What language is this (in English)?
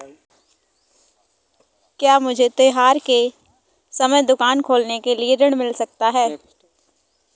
Hindi